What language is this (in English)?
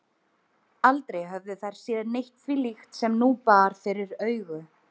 Icelandic